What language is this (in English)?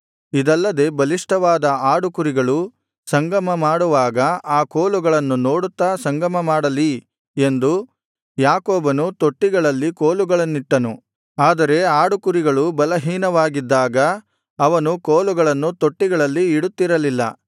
Kannada